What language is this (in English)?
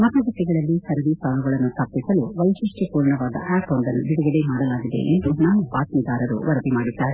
Kannada